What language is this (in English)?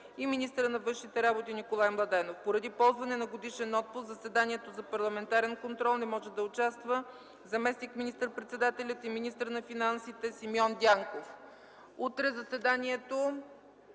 Bulgarian